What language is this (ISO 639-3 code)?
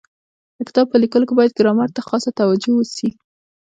pus